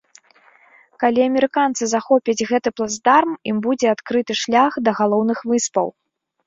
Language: Belarusian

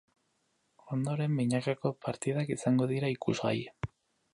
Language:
Basque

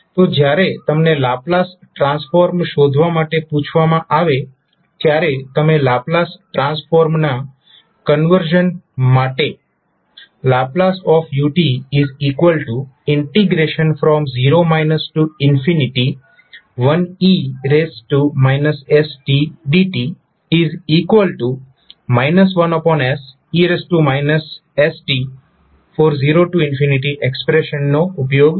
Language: Gujarati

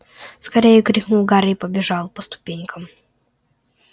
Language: Russian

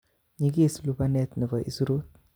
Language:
Kalenjin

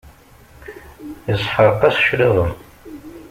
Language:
Kabyle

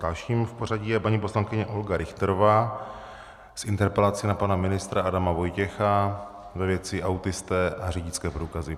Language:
Czech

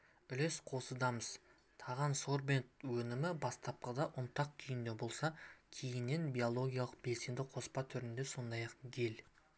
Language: Kazakh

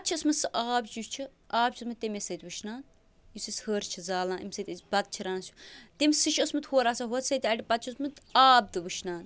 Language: Kashmiri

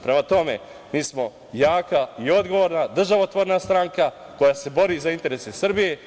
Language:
Serbian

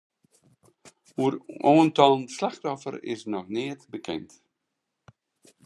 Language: Western Frisian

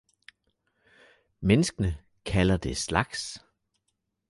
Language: Danish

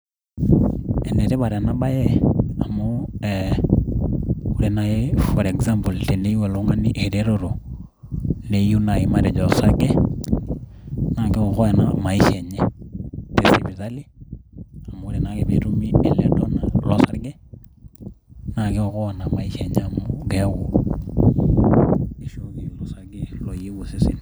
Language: Masai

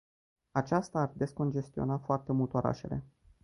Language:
Romanian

